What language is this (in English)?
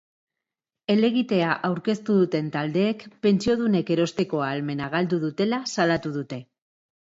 Basque